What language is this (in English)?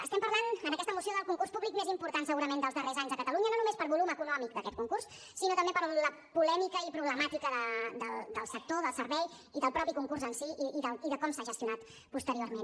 Catalan